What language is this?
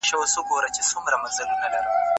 Pashto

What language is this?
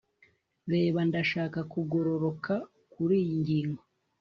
Kinyarwanda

